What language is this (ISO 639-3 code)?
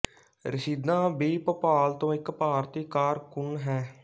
pan